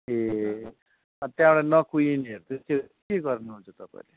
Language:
Nepali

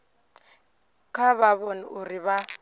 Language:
Venda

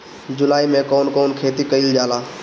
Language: Bhojpuri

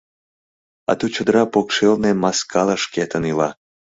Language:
Mari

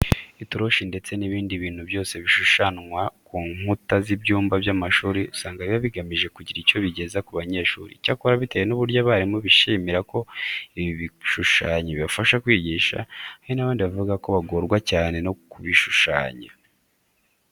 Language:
Kinyarwanda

